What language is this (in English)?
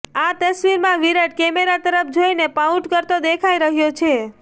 Gujarati